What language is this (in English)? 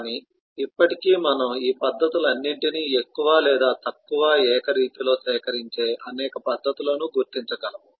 Telugu